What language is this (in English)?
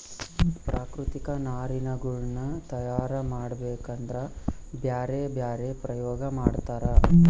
Kannada